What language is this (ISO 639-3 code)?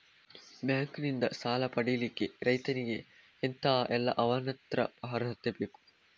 kan